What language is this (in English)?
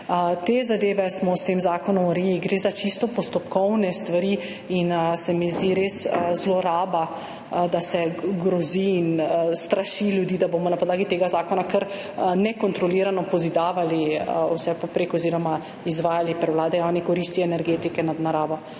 Slovenian